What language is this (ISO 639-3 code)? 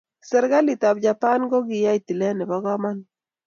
kln